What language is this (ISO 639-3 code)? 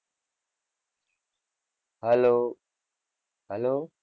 guj